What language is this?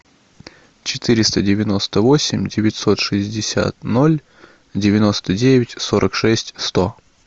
Russian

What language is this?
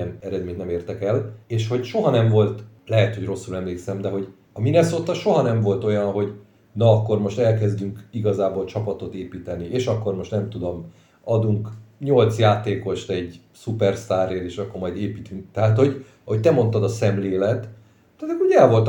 Hungarian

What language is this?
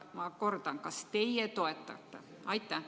Estonian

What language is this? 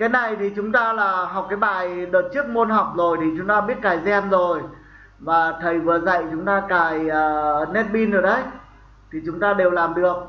Vietnamese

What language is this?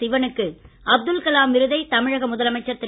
Tamil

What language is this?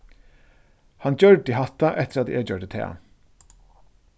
Faroese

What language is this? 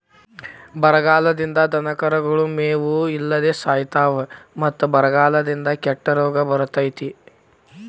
Kannada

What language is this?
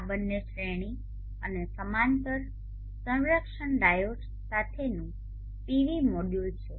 Gujarati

